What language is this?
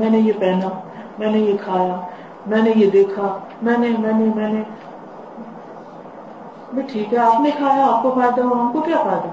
Urdu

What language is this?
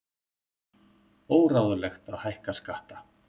Icelandic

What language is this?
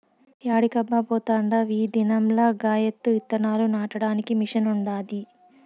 Telugu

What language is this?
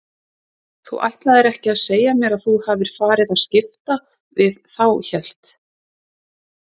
Icelandic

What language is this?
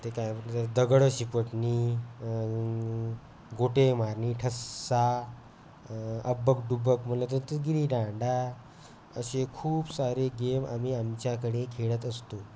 Marathi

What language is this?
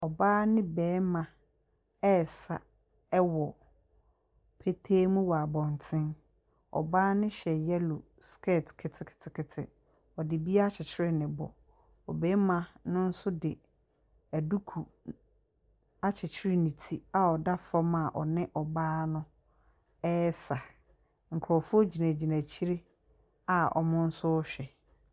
Akan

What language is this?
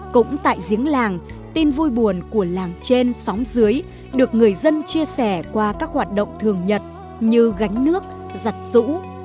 Vietnamese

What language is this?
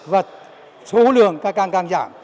Vietnamese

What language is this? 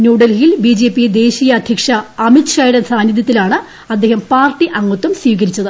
Malayalam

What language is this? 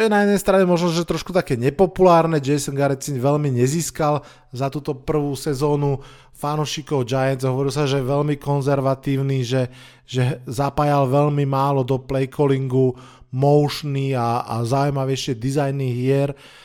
Slovak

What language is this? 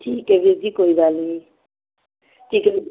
Punjabi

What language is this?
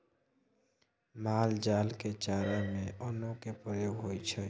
Maithili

